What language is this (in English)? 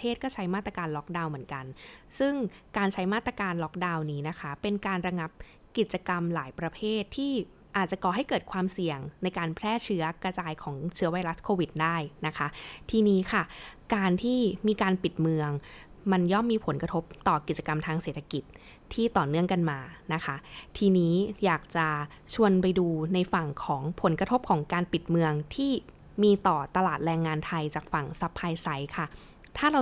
Thai